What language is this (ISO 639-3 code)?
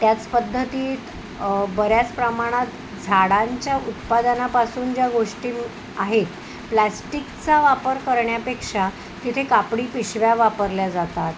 mar